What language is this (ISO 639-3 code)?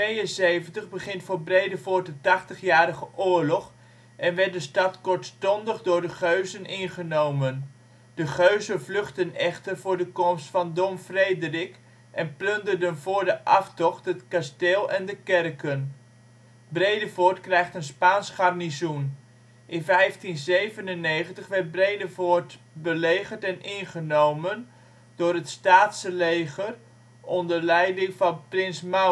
nld